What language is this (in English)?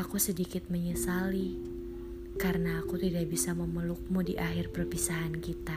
Indonesian